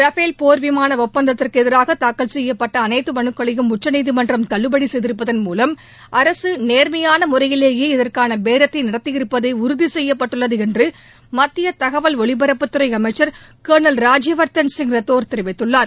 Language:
Tamil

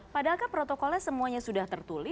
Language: Indonesian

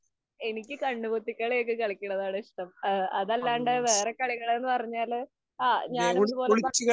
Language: Malayalam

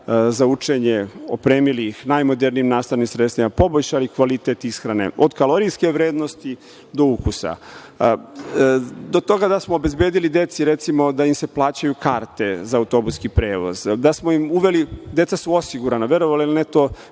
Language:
Serbian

